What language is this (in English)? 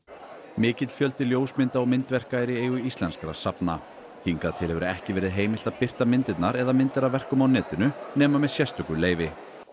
Icelandic